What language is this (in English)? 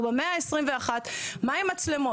Hebrew